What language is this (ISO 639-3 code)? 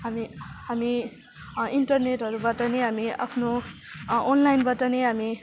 nep